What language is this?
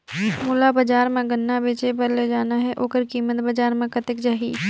Chhattisgarhi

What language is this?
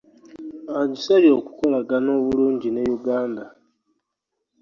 Ganda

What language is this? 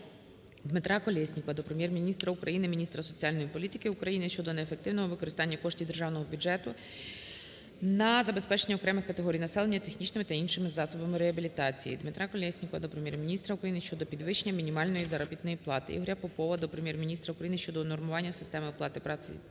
Ukrainian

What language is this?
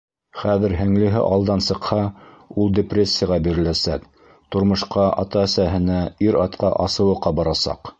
Bashkir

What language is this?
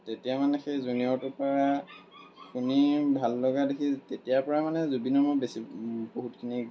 Assamese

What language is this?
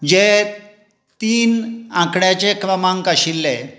Konkani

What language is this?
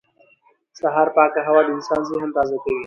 Pashto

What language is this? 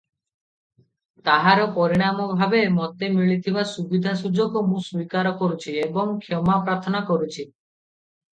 Odia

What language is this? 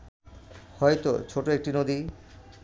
Bangla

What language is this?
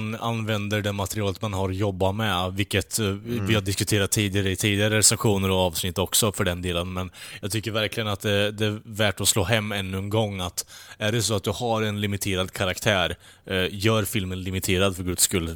Swedish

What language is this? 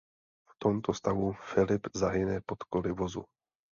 Czech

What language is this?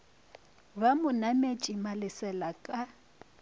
Northern Sotho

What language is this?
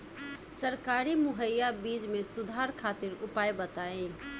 Bhojpuri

